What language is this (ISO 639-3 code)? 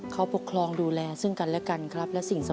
tha